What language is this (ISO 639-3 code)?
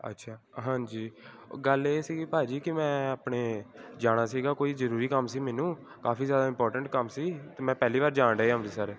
pan